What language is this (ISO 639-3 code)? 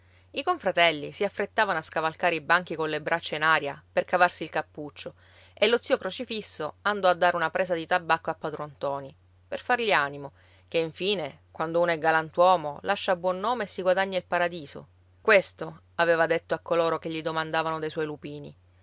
ita